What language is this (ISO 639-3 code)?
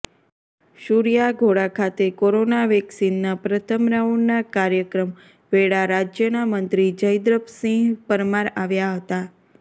guj